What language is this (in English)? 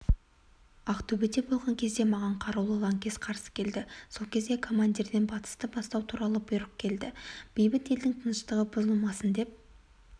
Kazakh